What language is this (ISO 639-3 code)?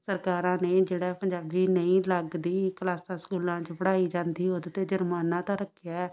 pan